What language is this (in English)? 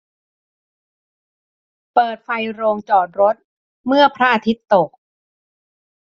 Thai